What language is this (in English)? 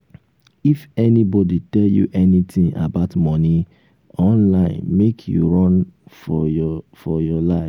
Nigerian Pidgin